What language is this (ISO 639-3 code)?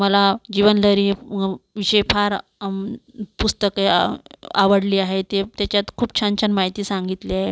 mar